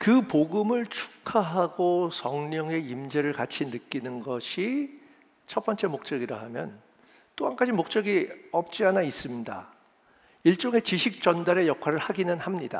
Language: Korean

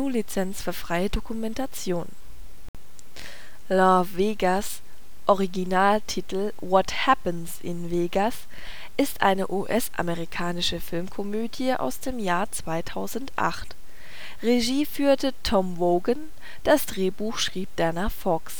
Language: German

